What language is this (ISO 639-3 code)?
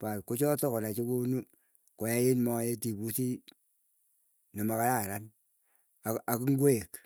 eyo